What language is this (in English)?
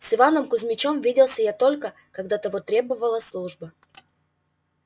Russian